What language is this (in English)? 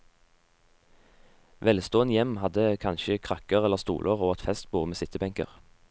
Norwegian